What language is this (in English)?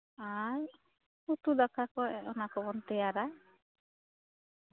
Santali